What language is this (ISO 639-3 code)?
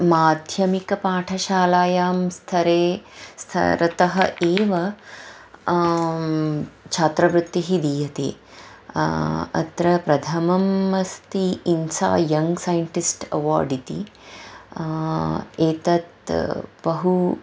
san